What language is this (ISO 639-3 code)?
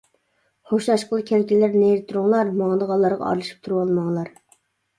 uig